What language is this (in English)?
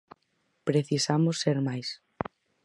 Galician